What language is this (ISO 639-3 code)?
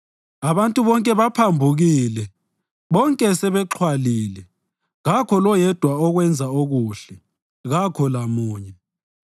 nde